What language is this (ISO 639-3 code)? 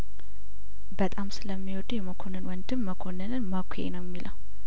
amh